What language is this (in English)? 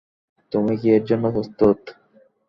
Bangla